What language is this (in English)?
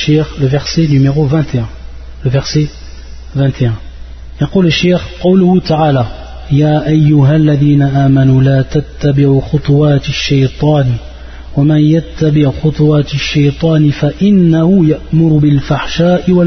French